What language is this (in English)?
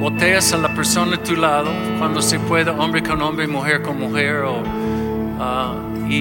Spanish